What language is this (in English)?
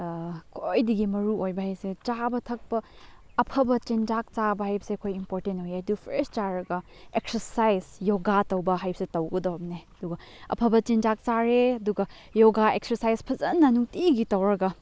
Manipuri